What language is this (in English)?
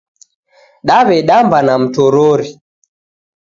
Taita